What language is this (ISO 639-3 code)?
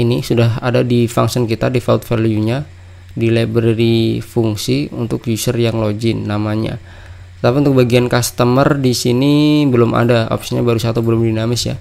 ind